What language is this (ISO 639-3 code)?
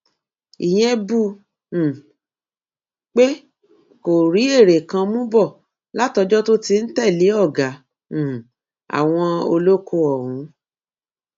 yor